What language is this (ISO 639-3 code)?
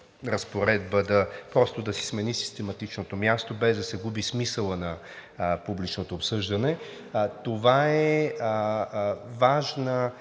bul